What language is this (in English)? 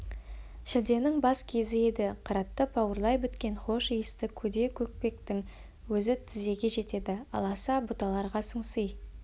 Kazakh